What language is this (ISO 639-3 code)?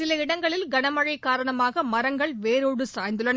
tam